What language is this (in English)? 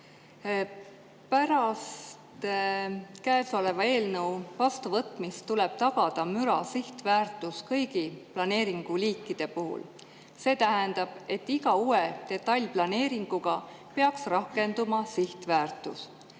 Estonian